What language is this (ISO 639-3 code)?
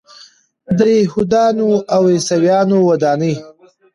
pus